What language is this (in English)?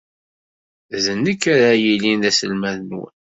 Kabyle